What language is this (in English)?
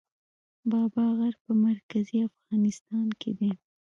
Pashto